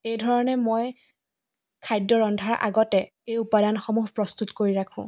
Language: Assamese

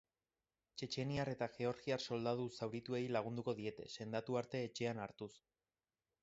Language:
Basque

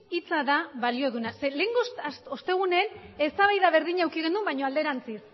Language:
Basque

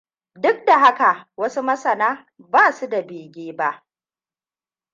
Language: Hausa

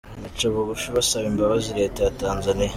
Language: Kinyarwanda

